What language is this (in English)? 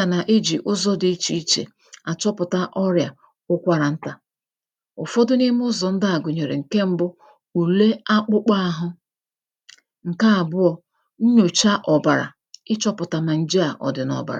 Igbo